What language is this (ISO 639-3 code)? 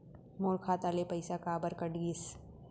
hne